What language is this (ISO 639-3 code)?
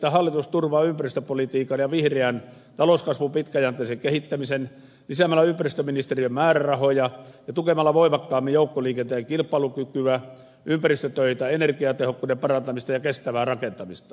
fin